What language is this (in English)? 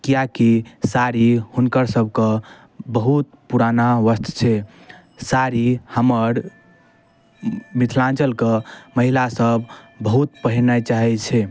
Maithili